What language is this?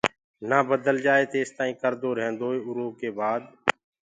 Gurgula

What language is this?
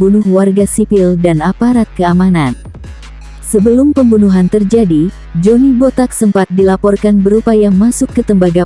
Indonesian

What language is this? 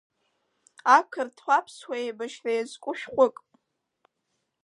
Abkhazian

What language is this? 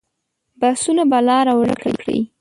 Pashto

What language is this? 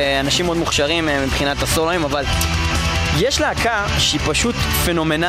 Hebrew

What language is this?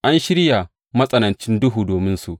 Hausa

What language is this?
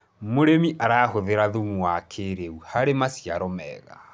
Kikuyu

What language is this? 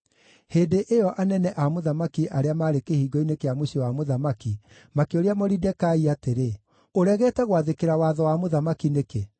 Kikuyu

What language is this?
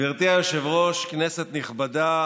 Hebrew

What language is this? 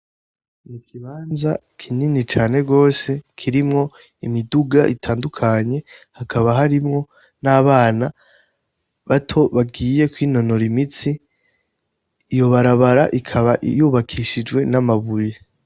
Rundi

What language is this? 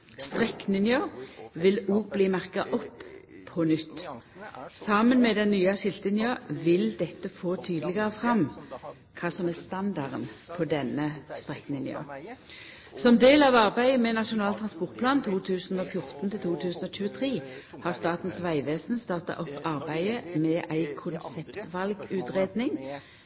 Norwegian Nynorsk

